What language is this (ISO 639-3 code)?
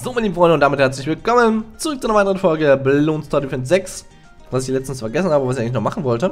deu